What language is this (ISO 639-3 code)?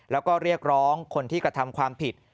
tha